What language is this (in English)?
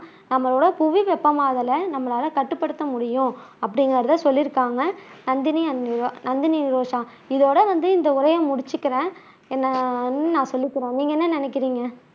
Tamil